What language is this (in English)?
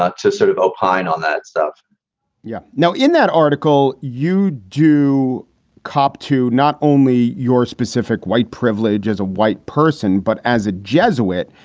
English